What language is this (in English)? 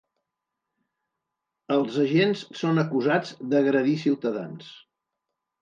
Catalan